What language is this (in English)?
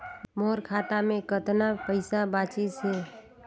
Chhattisgarhi